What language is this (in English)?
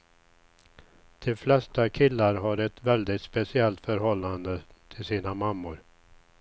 Swedish